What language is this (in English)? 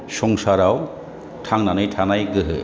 Bodo